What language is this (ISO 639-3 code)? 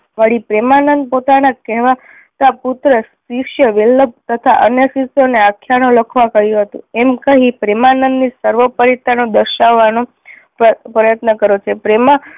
guj